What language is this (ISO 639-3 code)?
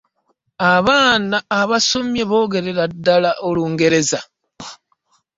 lug